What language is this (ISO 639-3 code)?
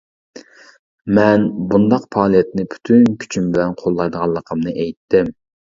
uig